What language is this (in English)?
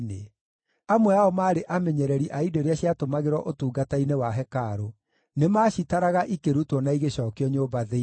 Kikuyu